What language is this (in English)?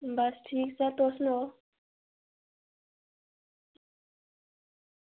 Dogri